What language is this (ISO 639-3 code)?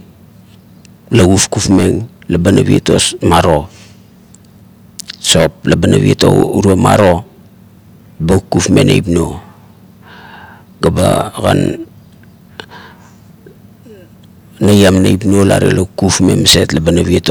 kto